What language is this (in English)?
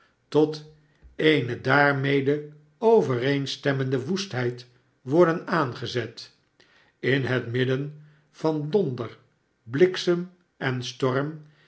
Dutch